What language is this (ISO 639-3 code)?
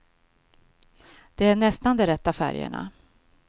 swe